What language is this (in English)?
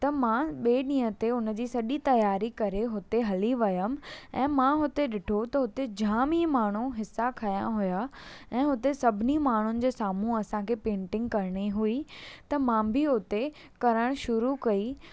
Sindhi